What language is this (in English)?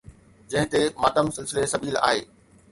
Sindhi